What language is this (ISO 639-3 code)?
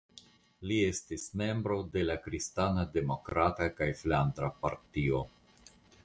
epo